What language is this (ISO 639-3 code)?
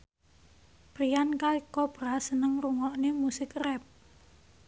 jav